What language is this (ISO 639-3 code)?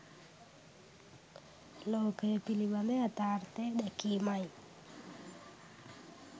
sin